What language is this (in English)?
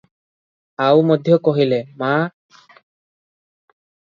Odia